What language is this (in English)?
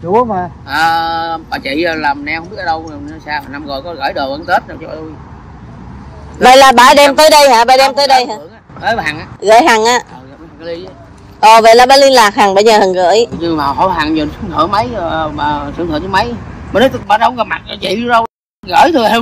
Vietnamese